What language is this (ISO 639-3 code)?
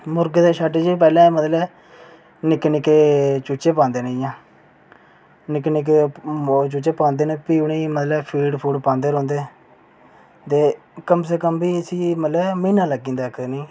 doi